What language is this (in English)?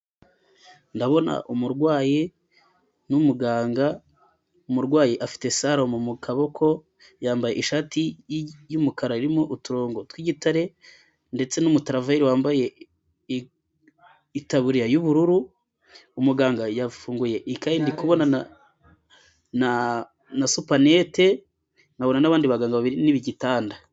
Kinyarwanda